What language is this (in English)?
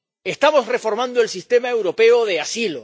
Spanish